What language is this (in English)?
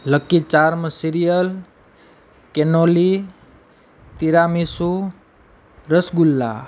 Gujarati